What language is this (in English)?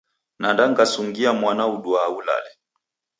Taita